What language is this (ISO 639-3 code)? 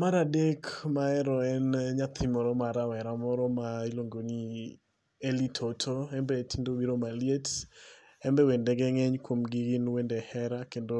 luo